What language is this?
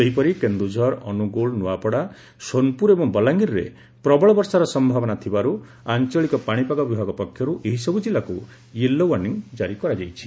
Odia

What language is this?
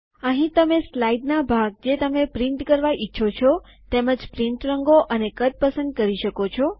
Gujarati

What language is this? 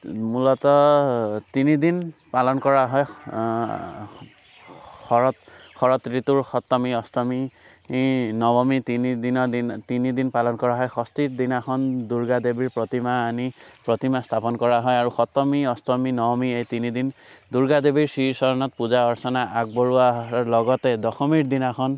Assamese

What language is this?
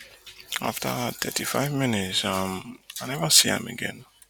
Nigerian Pidgin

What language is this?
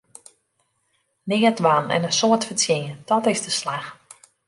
Western Frisian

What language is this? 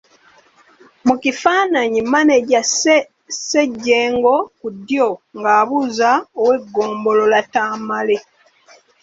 Ganda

